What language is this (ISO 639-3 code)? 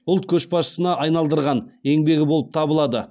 kaz